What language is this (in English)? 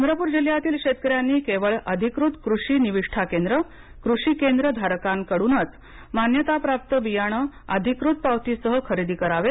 Marathi